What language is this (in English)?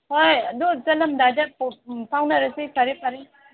Manipuri